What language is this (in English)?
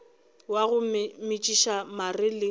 Northern Sotho